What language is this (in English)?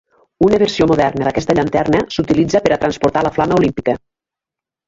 Catalan